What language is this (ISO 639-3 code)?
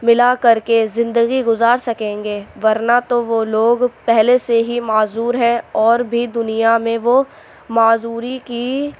urd